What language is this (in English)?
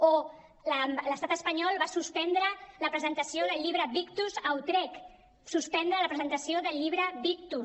Catalan